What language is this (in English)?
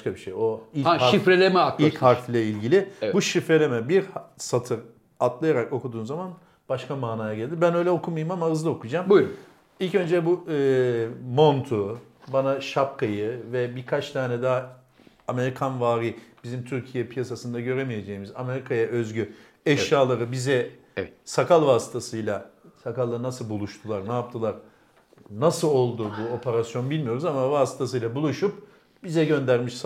Turkish